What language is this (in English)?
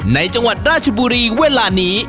Thai